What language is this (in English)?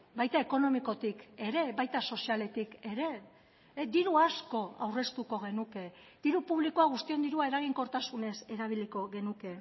Basque